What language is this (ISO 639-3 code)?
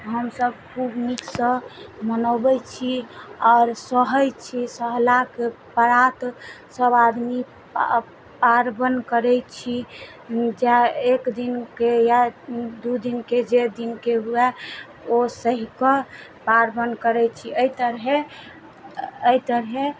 mai